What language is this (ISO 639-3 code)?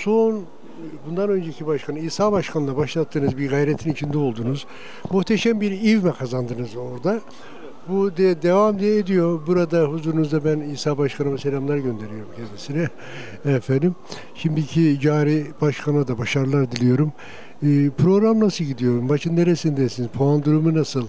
tur